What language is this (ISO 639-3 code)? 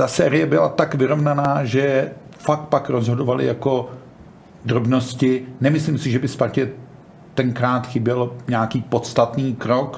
ces